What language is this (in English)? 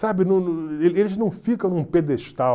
Portuguese